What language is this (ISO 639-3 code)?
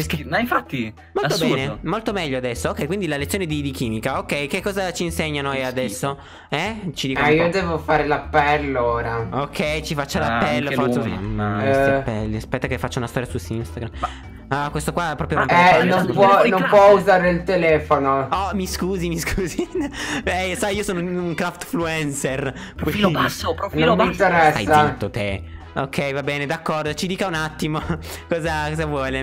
ita